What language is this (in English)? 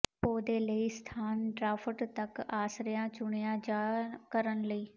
Punjabi